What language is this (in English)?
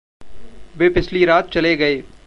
Hindi